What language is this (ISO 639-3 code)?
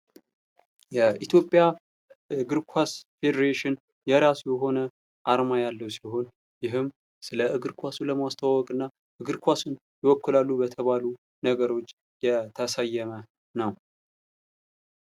amh